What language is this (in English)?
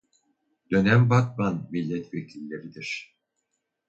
Turkish